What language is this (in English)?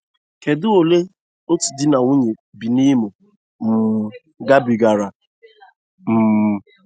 Igbo